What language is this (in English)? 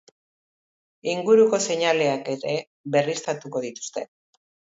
Basque